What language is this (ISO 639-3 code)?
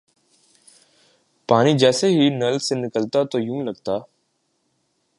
urd